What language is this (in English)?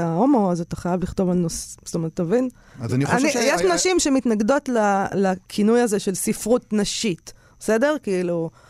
Hebrew